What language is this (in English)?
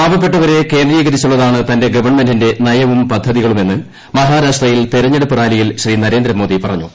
Malayalam